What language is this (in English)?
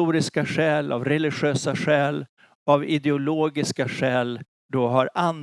Swedish